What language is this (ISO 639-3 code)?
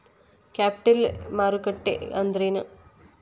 kan